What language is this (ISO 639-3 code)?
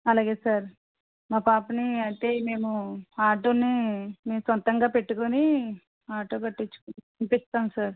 tel